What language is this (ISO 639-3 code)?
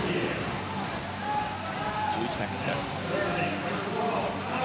jpn